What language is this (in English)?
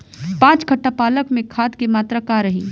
Bhojpuri